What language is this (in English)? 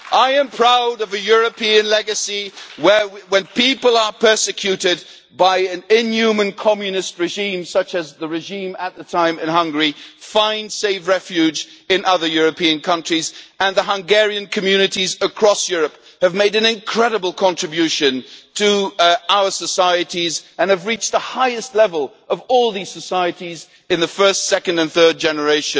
English